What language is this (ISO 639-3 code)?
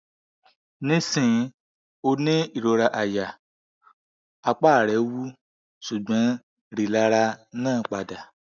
yor